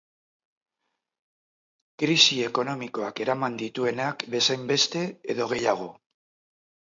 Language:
Basque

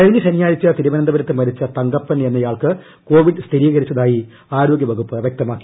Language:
Malayalam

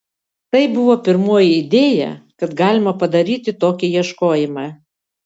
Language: Lithuanian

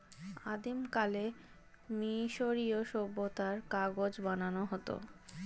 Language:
Bangla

